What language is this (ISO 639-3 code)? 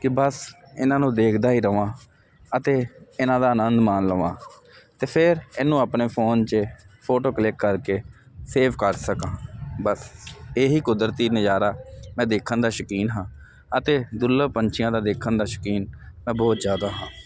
pan